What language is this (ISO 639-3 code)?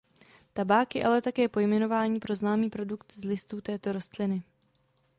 ces